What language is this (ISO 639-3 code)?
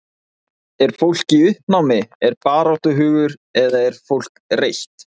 isl